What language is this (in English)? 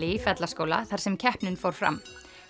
Icelandic